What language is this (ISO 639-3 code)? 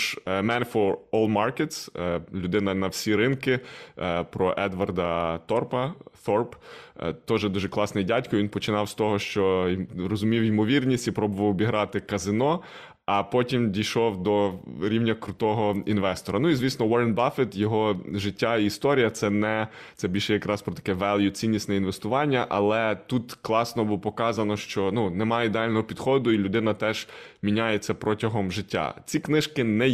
ukr